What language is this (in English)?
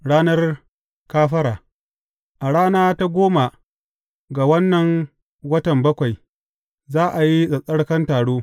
Hausa